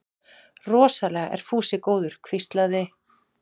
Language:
Icelandic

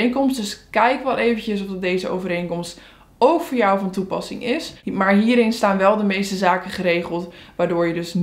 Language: Dutch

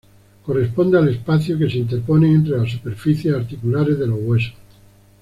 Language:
Spanish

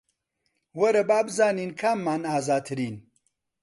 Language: Central Kurdish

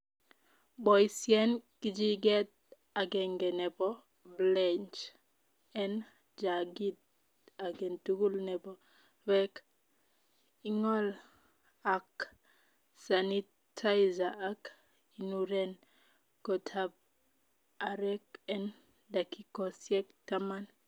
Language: Kalenjin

